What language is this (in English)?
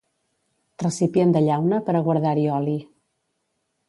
Catalan